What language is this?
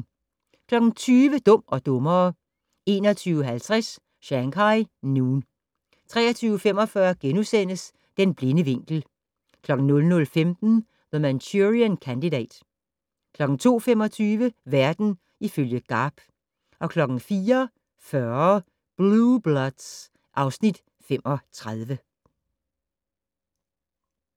Danish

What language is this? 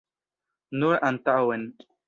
Esperanto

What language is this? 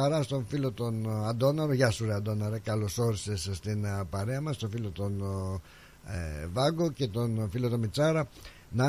Greek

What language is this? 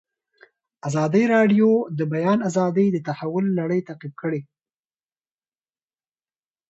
Pashto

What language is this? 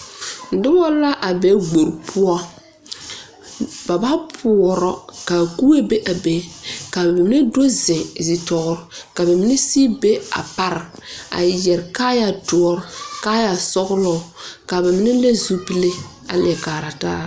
Southern Dagaare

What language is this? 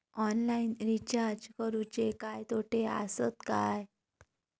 Marathi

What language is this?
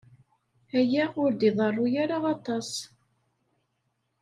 Kabyle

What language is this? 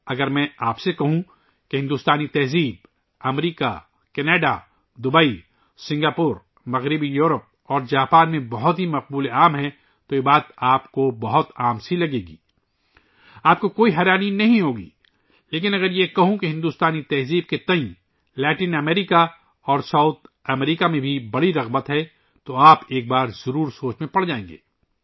Urdu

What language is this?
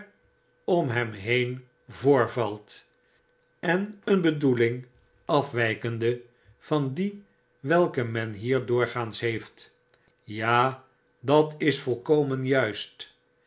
Dutch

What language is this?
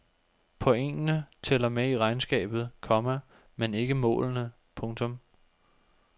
Danish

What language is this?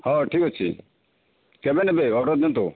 Odia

